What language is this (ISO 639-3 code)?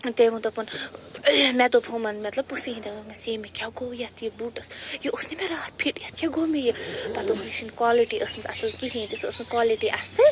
kas